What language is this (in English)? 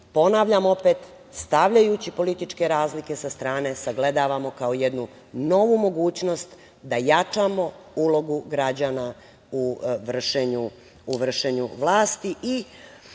Serbian